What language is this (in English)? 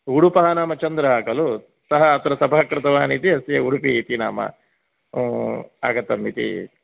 Sanskrit